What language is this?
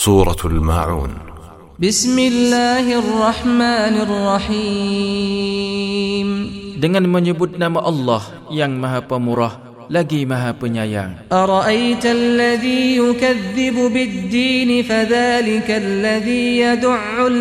Malay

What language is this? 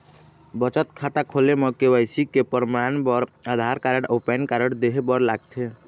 Chhattisgarhi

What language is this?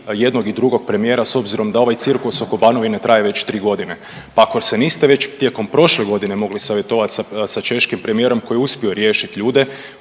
Croatian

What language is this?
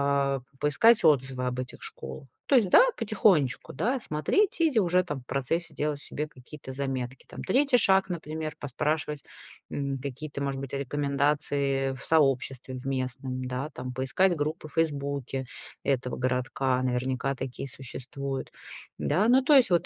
Russian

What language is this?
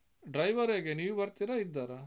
Kannada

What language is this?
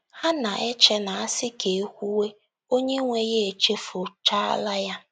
Igbo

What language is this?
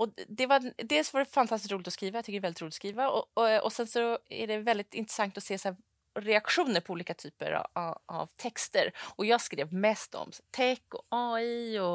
Swedish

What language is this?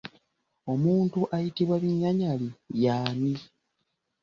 Ganda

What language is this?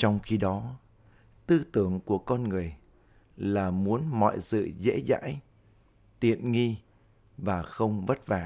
Vietnamese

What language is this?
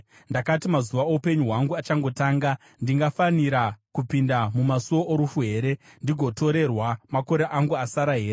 Shona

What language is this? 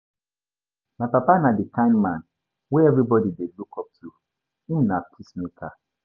Nigerian Pidgin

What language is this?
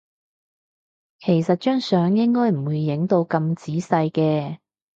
Cantonese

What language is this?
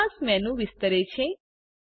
Gujarati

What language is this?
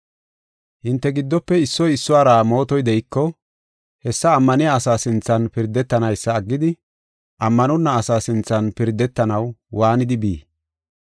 Gofa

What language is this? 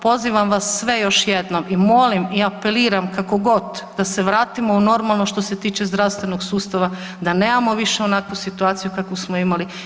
Croatian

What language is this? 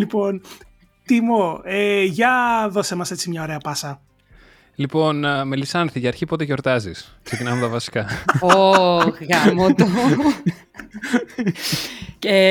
Greek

